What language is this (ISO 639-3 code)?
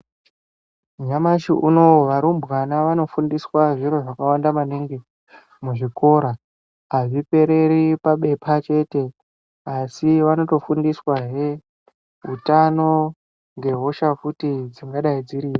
ndc